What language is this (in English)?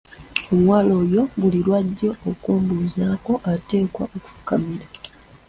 Ganda